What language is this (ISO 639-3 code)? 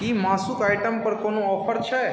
mai